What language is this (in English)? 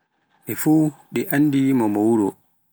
Pular